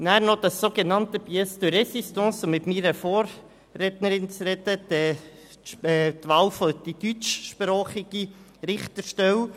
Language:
Swiss German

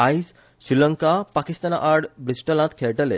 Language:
Konkani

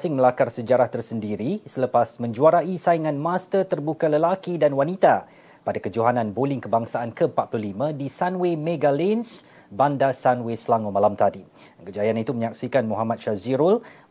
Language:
Malay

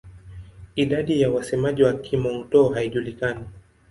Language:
Swahili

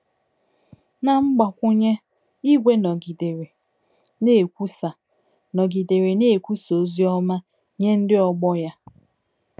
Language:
Igbo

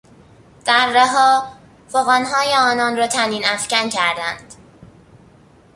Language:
Persian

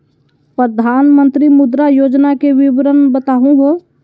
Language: Magahi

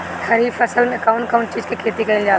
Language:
Bhojpuri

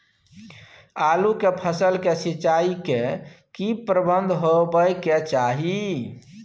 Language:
Maithili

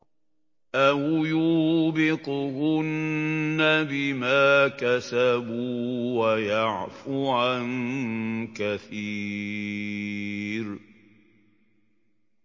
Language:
Arabic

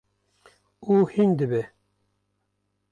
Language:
Kurdish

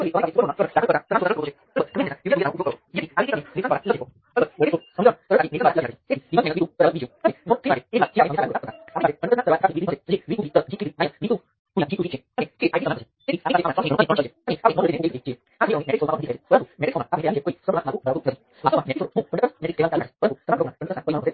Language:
Gujarati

